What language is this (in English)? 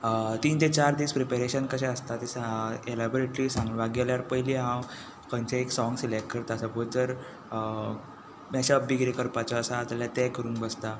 Konkani